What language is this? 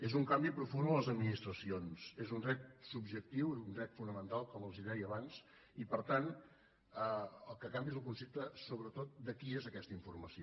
Catalan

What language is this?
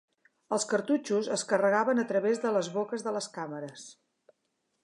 Catalan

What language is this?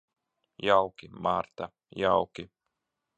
Latvian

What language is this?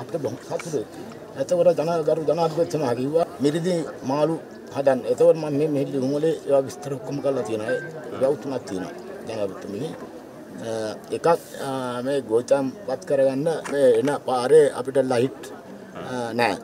Indonesian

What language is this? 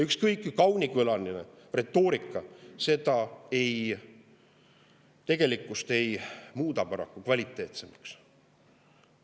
Estonian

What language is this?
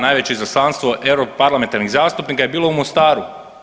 Croatian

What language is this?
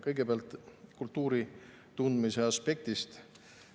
Estonian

